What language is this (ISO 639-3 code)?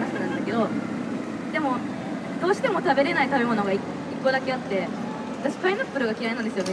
jpn